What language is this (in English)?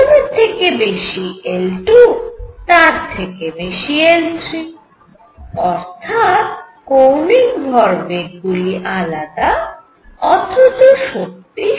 Bangla